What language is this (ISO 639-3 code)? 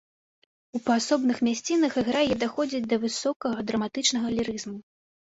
bel